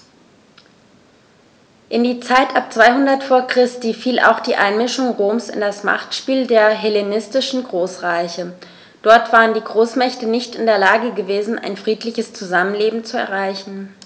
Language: German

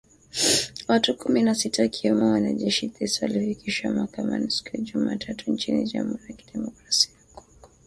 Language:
Swahili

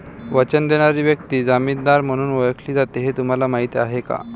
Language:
Marathi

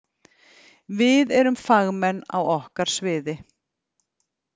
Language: Icelandic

